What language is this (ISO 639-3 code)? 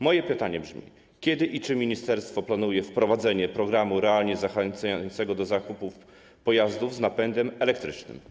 pol